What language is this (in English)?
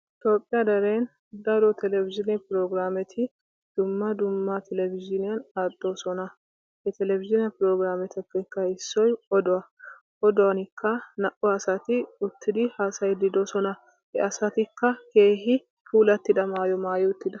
Wolaytta